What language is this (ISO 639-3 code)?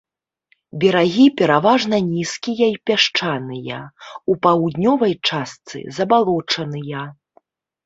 bel